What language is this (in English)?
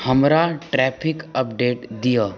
Maithili